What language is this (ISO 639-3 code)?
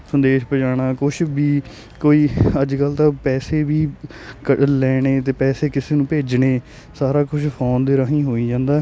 pan